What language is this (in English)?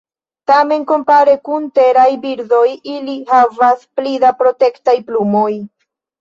Esperanto